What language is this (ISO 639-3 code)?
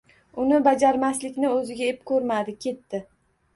uzb